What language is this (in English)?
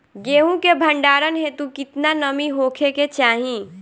Bhojpuri